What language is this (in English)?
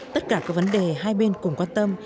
Vietnamese